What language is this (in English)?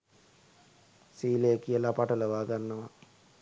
Sinhala